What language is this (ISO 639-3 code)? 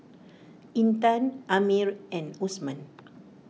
eng